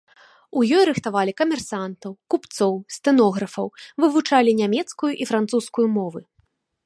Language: Belarusian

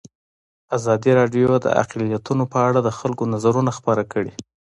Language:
Pashto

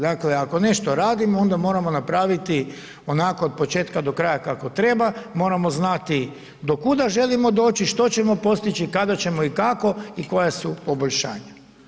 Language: Croatian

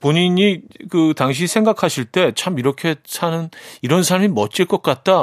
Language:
Korean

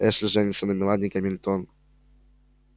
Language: Russian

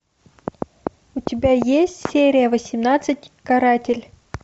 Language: Russian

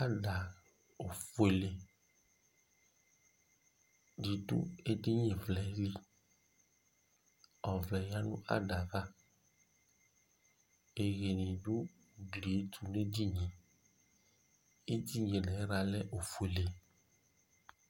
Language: Ikposo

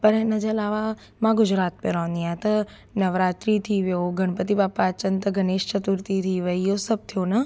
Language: Sindhi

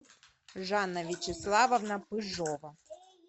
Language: Russian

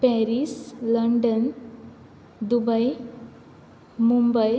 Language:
Konkani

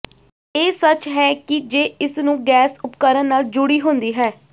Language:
Punjabi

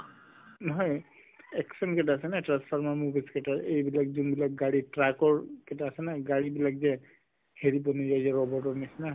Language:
Assamese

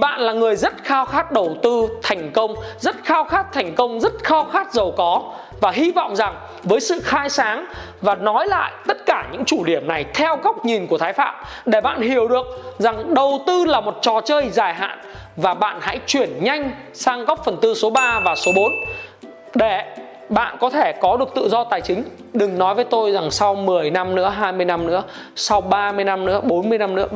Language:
Vietnamese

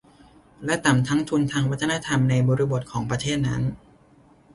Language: Thai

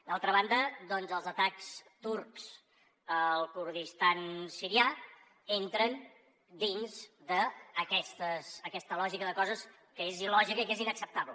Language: Catalan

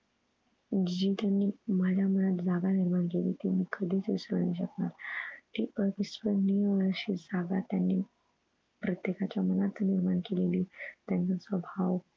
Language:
Marathi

